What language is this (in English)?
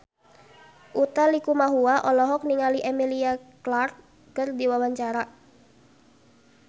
Sundanese